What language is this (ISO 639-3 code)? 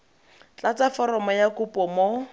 tsn